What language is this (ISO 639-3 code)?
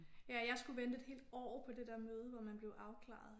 dan